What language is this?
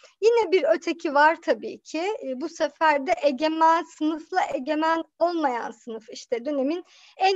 Turkish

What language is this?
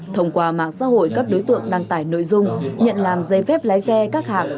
Vietnamese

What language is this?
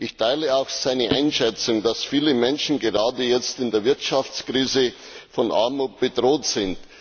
German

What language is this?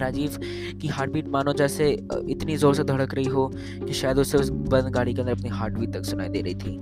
Hindi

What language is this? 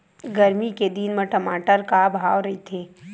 Chhattisgarhi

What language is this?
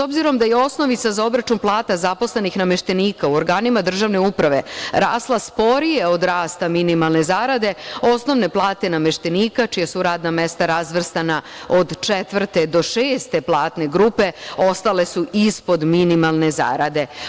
Serbian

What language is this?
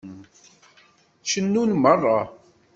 Kabyle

